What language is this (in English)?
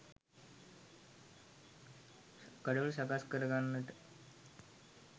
Sinhala